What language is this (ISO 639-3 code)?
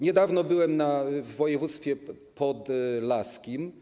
pol